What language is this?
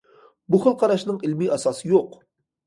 Uyghur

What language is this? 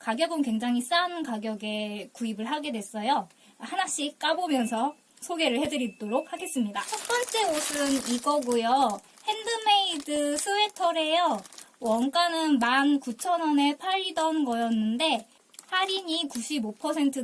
Korean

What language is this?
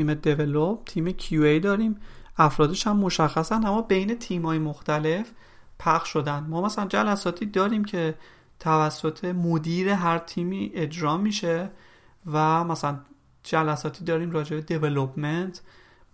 Persian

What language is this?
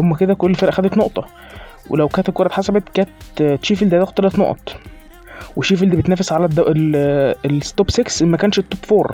Arabic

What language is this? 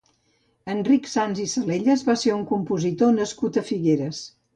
Catalan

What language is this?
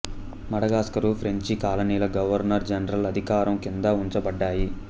Telugu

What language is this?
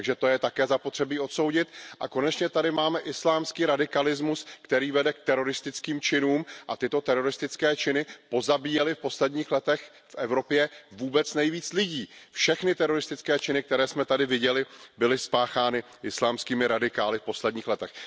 Czech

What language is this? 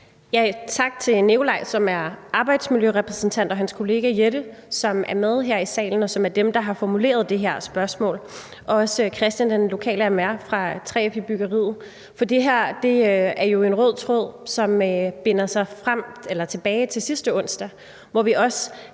Danish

